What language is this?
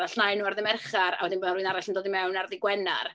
Welsh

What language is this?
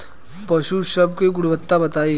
Bhojpuri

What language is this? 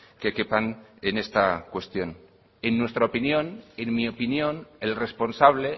Spanish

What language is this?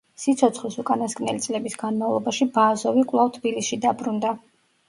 Georgian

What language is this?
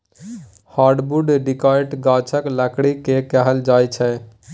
Maithili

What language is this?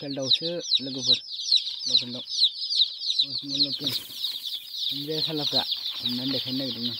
Thai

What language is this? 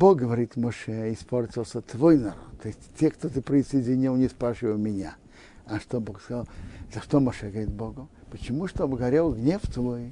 Russian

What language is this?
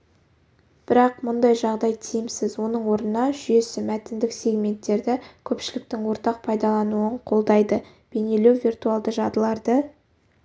Kazakh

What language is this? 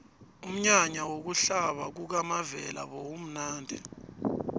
South Ndebele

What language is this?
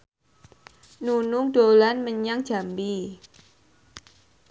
Javanese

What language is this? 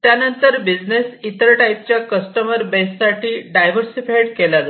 Marathi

